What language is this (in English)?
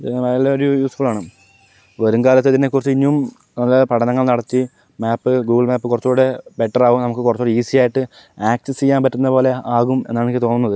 Malayalam